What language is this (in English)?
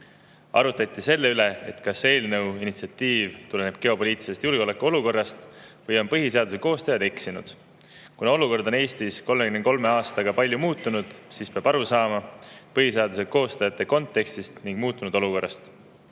Estonian